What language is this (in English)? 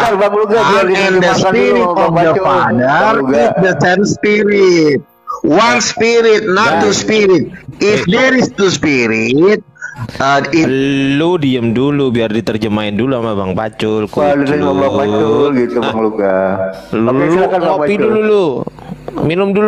Indonesian